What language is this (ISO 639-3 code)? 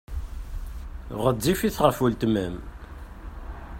kab